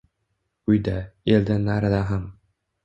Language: Uzbek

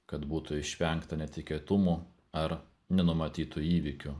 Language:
Lithuanian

